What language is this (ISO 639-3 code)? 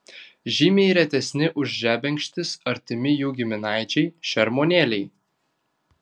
lit